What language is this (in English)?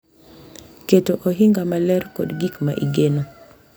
Luo (Kenya and Tanzania)